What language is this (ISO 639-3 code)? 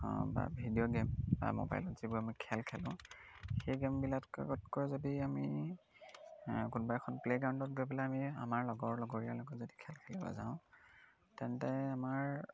asm